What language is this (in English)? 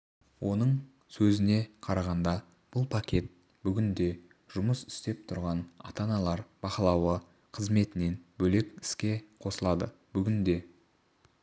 Kazakh